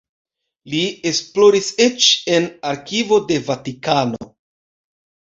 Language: Esperanto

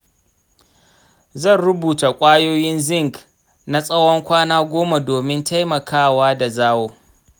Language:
Hausa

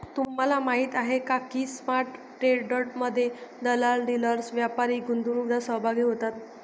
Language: Marathi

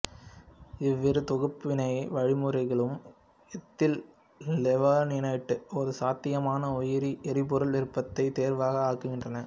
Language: Tamil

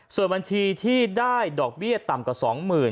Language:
Thai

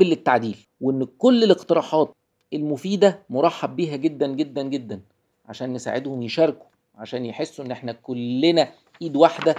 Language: Arabic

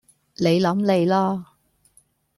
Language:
Cantonese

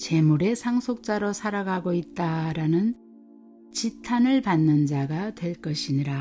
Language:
Korean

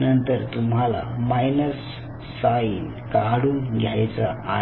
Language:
Marathi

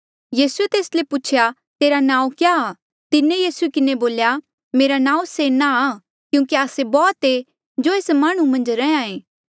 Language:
Mandeali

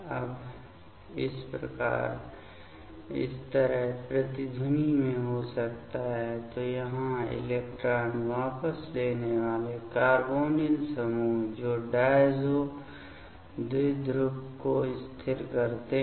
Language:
Hindi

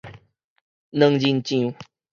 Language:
Min Nan Chinese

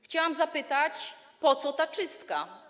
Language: Polish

